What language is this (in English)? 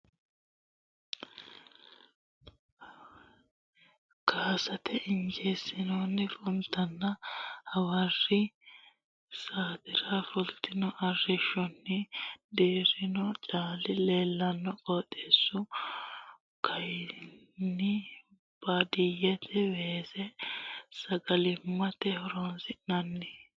Sidamo